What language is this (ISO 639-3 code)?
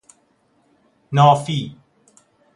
fas